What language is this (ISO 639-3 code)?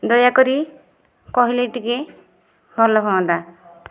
ori